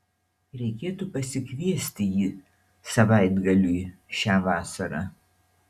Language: Lithuanian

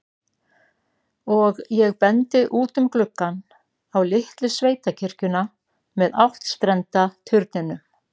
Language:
Icelandic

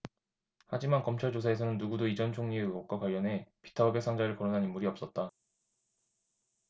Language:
Korean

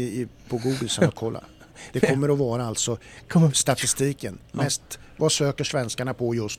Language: Swedish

